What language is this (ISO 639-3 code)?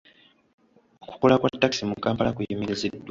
lug